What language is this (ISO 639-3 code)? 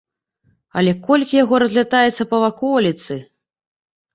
bel